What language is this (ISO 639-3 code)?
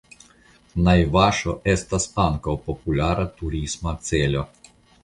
epo